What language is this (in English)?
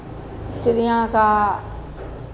Hindi